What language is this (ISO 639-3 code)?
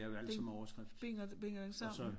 dan